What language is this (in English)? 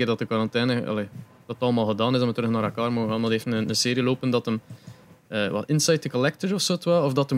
Dutch